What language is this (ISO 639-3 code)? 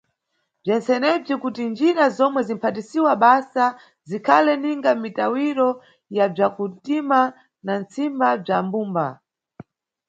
nyu